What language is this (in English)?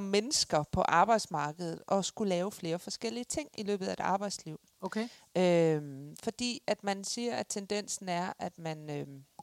Danish